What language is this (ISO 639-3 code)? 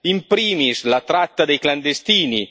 ita